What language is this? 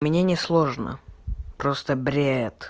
Russian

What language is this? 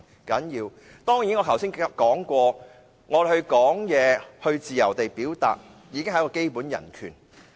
Cantonese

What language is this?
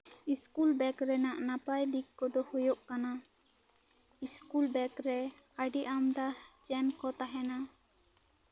Santali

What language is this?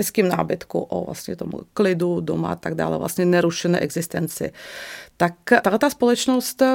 Czech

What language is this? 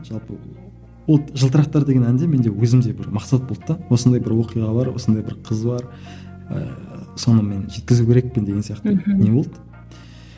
Kazakh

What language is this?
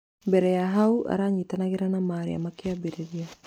Kikuyu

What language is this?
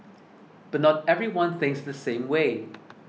English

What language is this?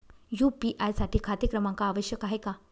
Marathi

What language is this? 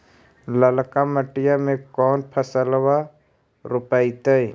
Magahi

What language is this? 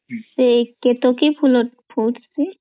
Odia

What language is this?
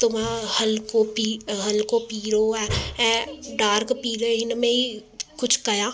Sindhi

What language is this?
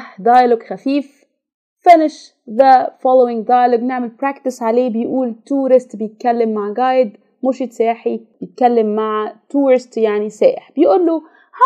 Arabic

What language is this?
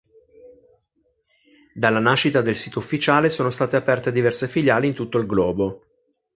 Italian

